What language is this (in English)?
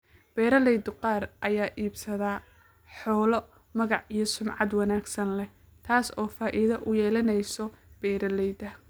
Somali